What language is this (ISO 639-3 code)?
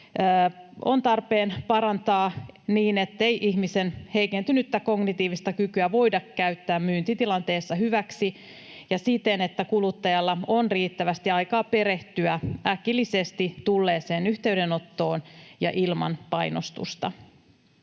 fin